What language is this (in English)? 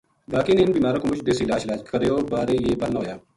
Gujari